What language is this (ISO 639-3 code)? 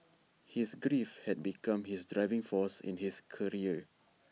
eng